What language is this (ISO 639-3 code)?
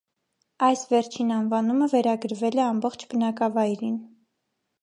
hye